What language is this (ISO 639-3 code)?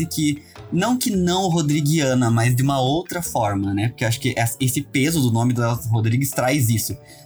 por